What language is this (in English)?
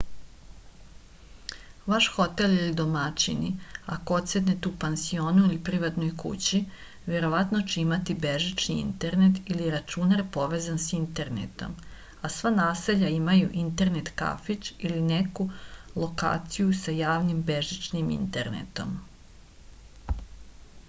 Serbian